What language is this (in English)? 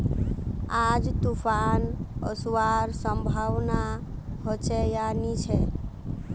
Magahi